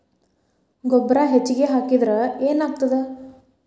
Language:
Kannada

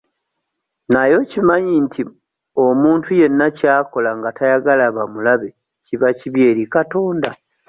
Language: Ganda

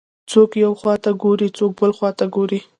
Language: Pashto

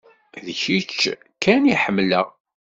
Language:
Kabyle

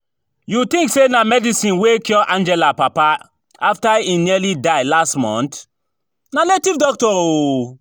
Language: Nigerian Pidgin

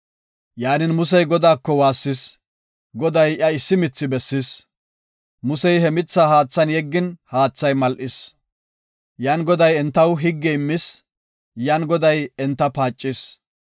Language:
Gofa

